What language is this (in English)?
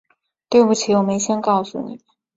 Chinese